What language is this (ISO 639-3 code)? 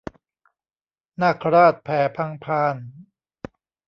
tha